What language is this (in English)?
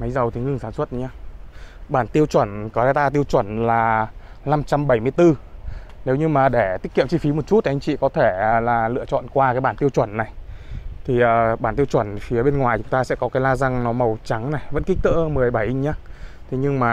Vietnamese